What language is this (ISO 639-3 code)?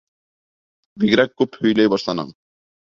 bak